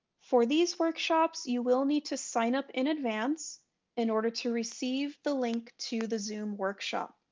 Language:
English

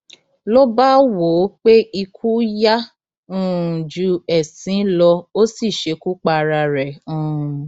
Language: Yoruba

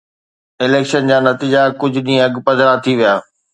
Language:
Sindhi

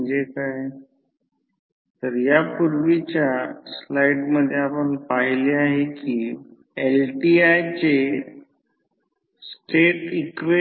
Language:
Marathi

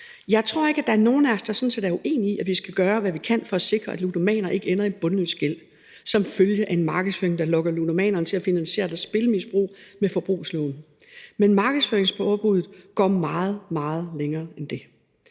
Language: Danish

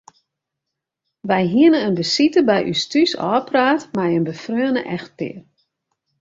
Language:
Western Frisian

